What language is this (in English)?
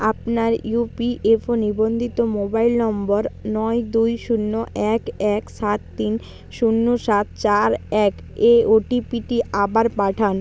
Bangla